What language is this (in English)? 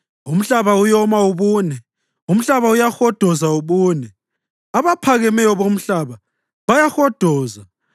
North Ndebele